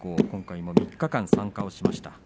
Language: Japanese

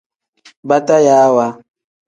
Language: Tem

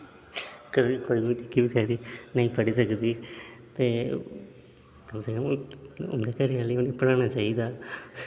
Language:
Dogri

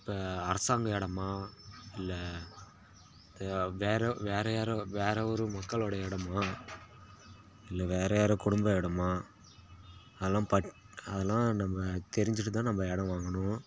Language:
Tamil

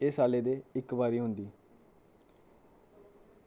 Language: Dogri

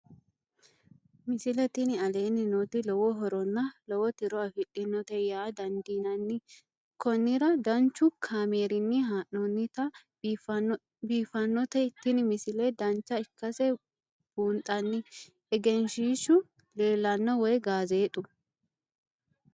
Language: Sidamo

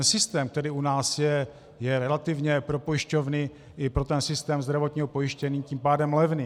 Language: Czech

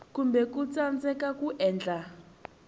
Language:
Tsonga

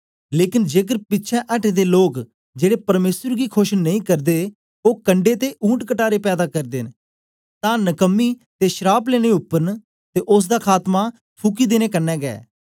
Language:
Dogri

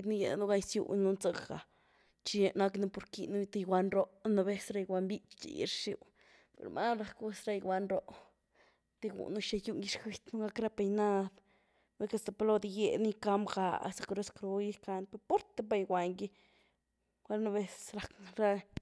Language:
Güilá Zapotec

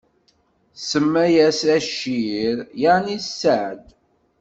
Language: Kabyle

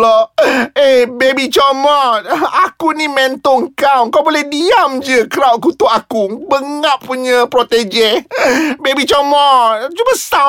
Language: Malay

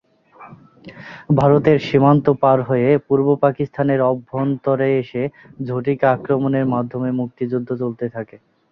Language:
Bangla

